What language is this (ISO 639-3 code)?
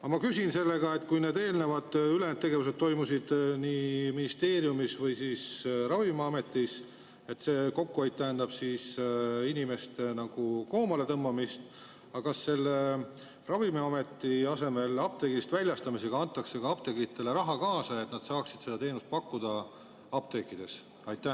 est